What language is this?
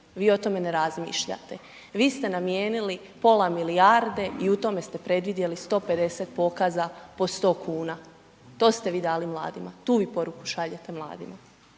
Croatian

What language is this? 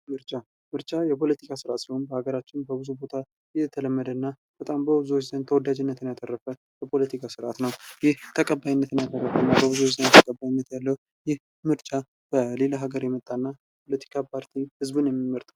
Amharic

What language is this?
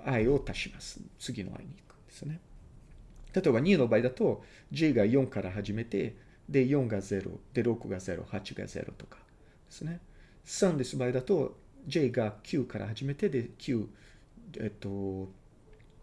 Japanese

